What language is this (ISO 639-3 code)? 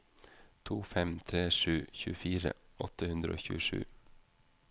nor